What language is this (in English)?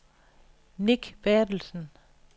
Danish